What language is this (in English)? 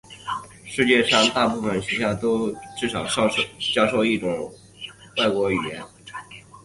Chinese